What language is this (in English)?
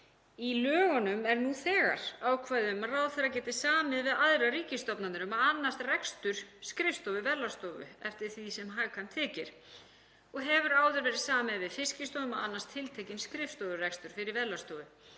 Icelandic